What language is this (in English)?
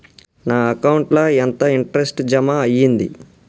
Telugu